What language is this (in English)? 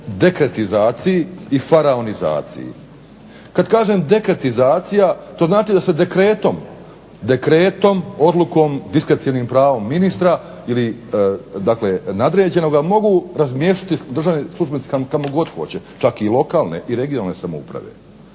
Croatian